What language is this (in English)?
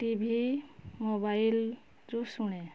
Odia